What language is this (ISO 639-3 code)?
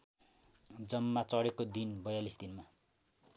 nep